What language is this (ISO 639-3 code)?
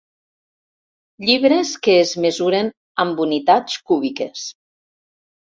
cat